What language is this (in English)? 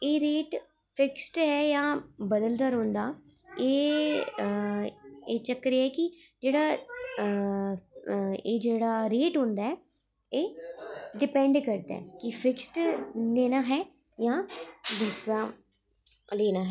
Dogri